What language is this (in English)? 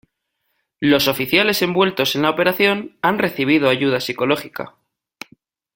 Spanish